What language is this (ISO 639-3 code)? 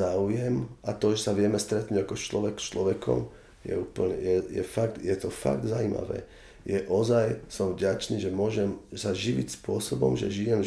slk